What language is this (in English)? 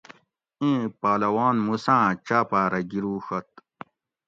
Gawri